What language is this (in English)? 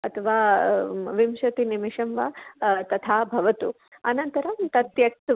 Sanskrit